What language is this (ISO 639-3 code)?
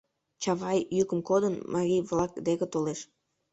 chm